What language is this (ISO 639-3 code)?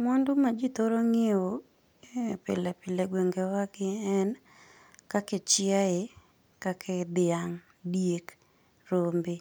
luo